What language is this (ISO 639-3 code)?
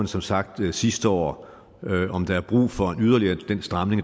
dan